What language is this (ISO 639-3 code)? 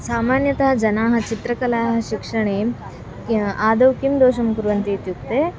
san